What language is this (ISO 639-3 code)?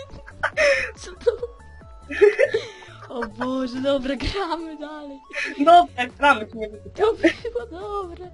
pol